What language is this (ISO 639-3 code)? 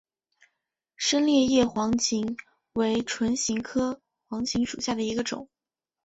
zho